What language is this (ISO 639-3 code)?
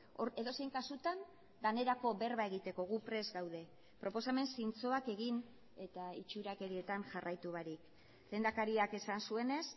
eus